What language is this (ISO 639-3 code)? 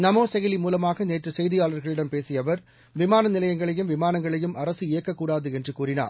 tam